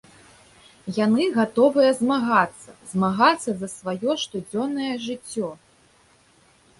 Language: Belarusian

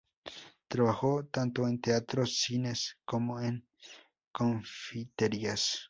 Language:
Spanish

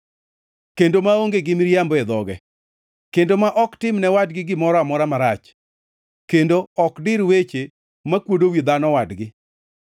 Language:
Luo (Kenya and Tanzania)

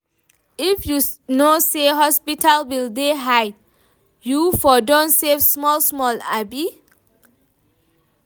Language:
Nigerian Pidgin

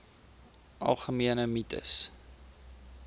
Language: Afrikaans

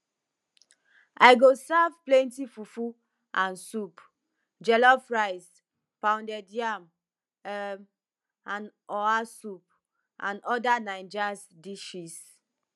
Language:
Nigerian Pidgin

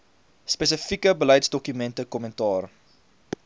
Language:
Afrikaans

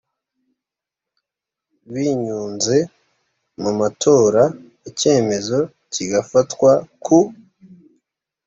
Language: Kinyarwanda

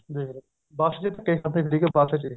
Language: Punjabi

